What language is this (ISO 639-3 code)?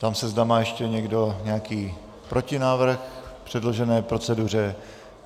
ces